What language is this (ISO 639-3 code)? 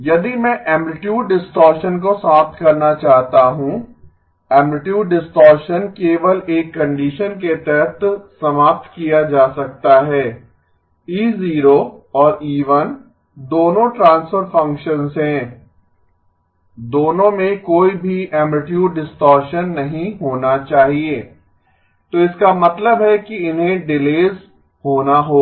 hin